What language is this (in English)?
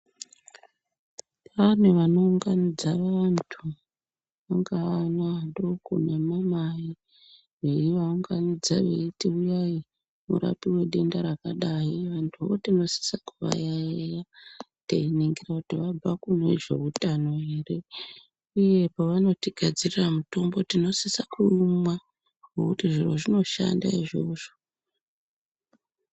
Ndau